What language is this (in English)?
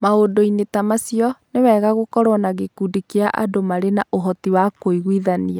Kikuyu